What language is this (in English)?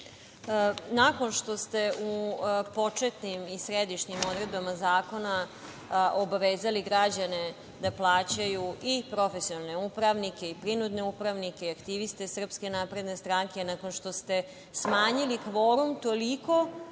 Serbian